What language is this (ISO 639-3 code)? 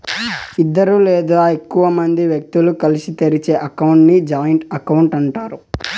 tel